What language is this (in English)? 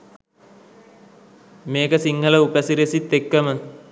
Sinhala